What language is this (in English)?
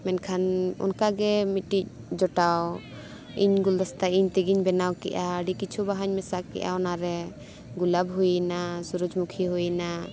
Santali